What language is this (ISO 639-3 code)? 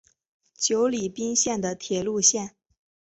zho